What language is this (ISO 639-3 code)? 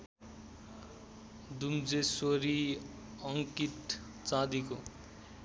nep